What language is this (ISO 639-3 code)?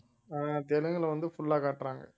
tam